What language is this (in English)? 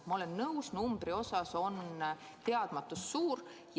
Estonian